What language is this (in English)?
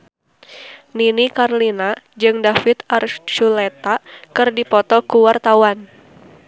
Sundanese